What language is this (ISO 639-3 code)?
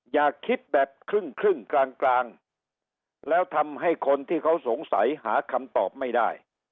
tha